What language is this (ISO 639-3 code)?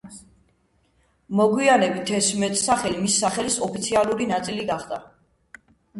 kat